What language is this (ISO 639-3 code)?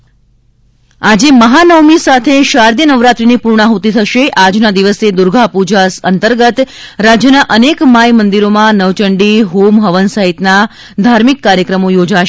guj